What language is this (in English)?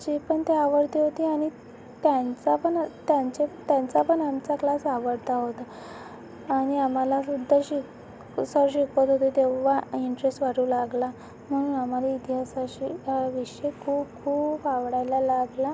Marathi